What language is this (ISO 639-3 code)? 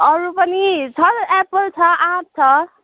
nep